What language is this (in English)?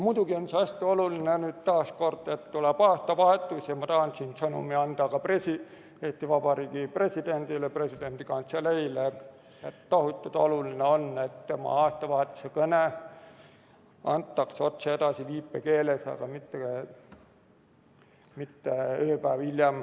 Estonian